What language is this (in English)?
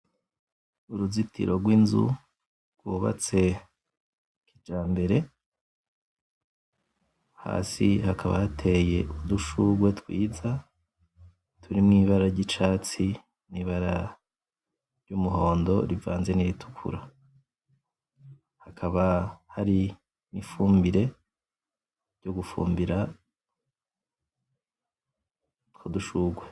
Rundi